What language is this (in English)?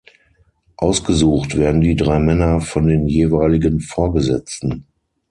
German